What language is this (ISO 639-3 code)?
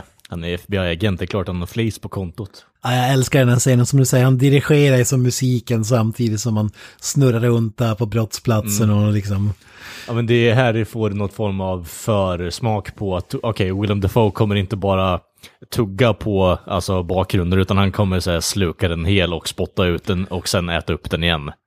swe